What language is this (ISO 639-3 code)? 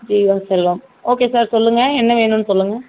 tam